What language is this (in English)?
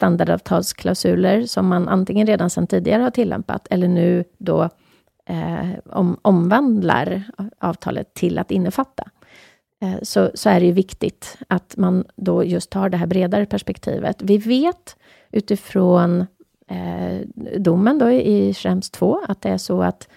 Swedish